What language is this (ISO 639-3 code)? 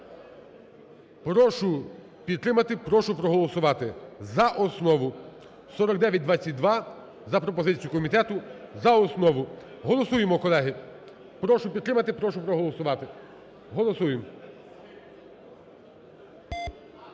ukr